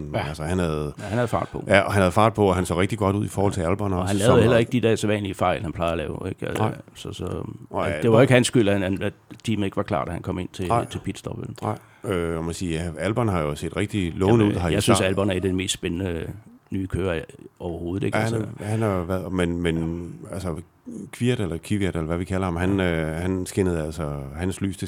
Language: Danish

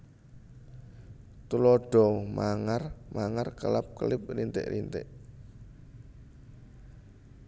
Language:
Javanese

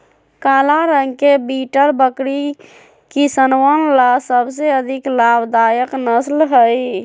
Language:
Magahi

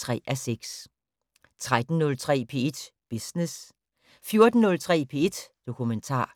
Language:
Danish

